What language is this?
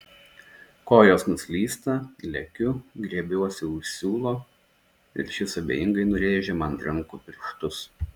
Lithuanian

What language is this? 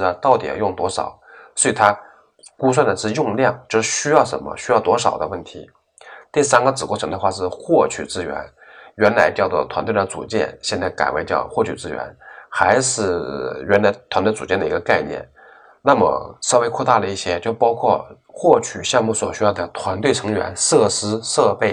Chinese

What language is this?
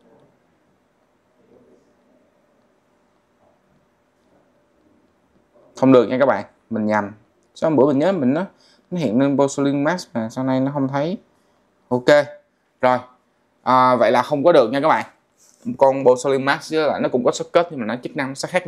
Vietnamese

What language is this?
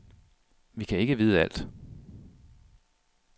Danish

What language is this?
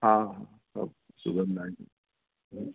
Sindhi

